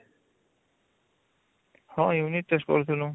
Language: Odia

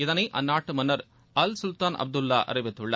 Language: Tamil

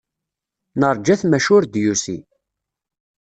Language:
Kabyle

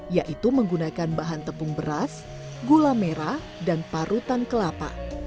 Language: Indonesian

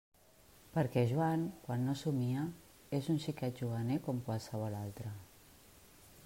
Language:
Catalan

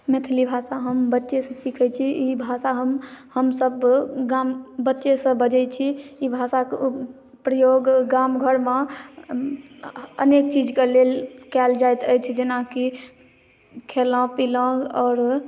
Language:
Maithili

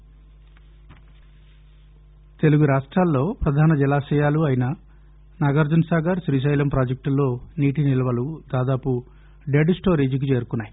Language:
Telugu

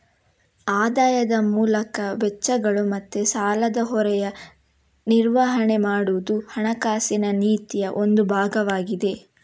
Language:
Kannada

